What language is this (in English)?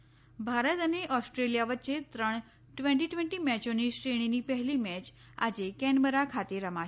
Gujarati